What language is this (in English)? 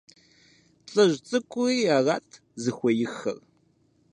Kabardian